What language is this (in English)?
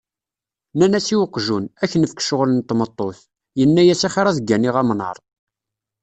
Kabyle